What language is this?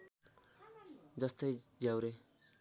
Nepali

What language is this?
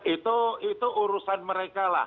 Indonesian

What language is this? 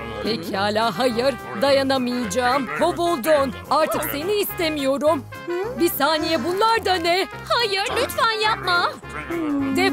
Turkish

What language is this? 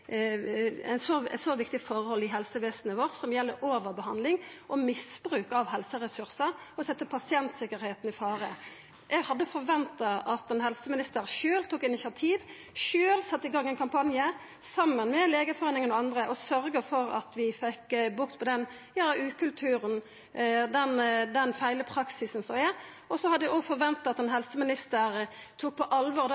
Norwegian Nynorsk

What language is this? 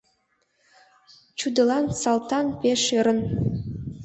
Mari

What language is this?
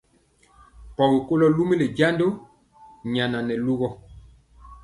Mpiemo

